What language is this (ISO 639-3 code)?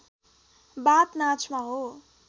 nep